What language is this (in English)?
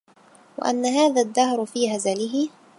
Arabic